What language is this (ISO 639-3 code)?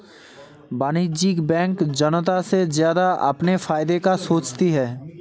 hin